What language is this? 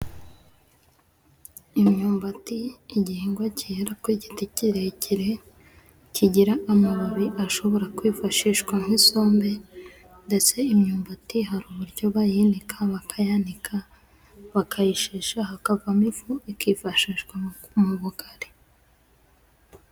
Kinyarwanda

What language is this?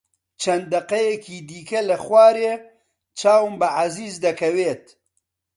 Central Kurdish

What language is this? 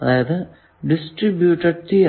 Malayalam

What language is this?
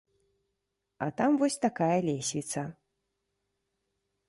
Belarusian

